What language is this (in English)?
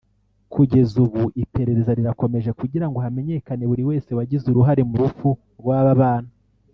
Kinyarwanda